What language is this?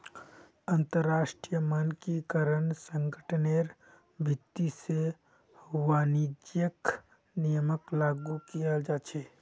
Magahi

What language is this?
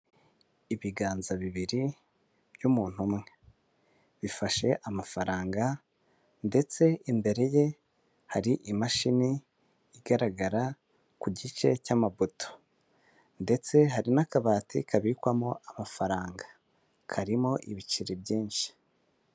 Kinyarwanda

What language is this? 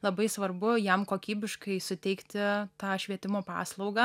Lithuanian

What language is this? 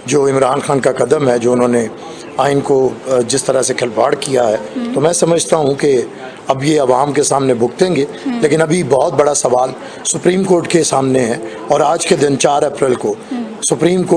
Urdu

